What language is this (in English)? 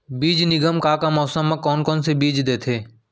Chhattisgarhi